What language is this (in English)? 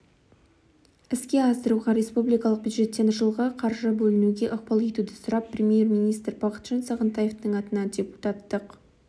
Kazakh